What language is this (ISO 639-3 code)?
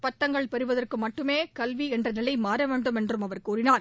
tam